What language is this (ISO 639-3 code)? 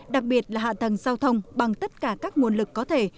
vie